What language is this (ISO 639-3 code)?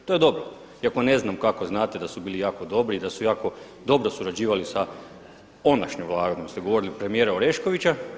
hrv